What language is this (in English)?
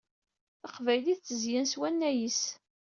Kabyle